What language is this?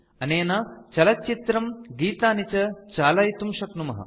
Sanskrit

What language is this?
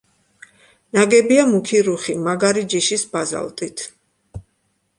Georgian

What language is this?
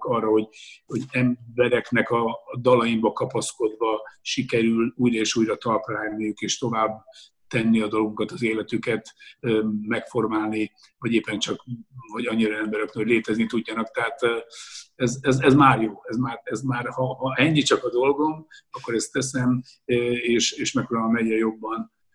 Hungarian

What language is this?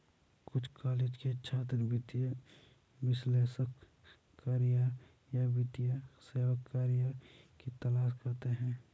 Hindi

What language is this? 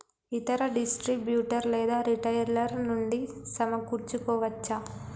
Telugu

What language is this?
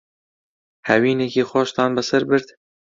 Central Kurdish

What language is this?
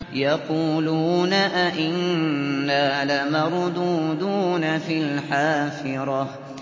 Arabic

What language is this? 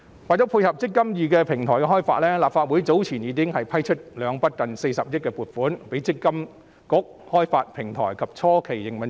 Cantonese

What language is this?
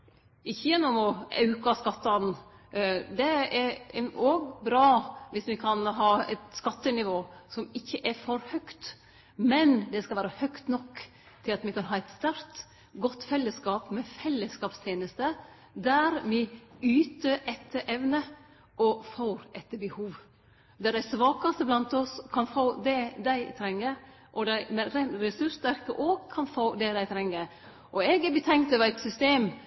Norwegian Nynorsk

